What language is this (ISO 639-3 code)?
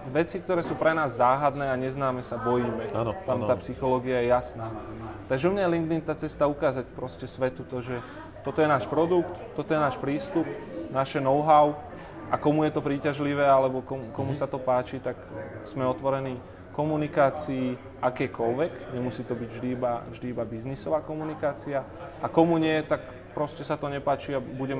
slk